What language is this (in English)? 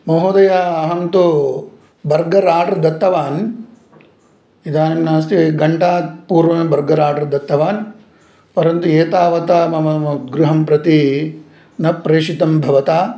Sanskrit